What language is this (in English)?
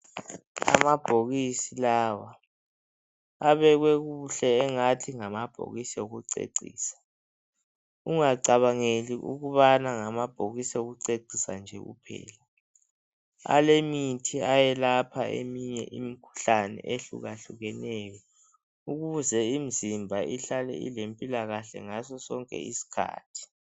North Ndebele